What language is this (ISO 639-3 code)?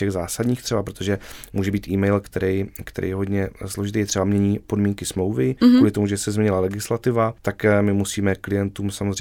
ces